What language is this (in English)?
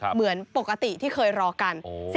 Thai